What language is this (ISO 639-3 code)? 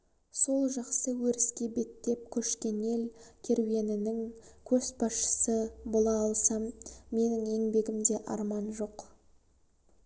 kaz